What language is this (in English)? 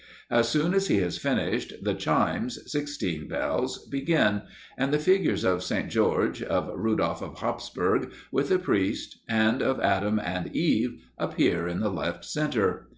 English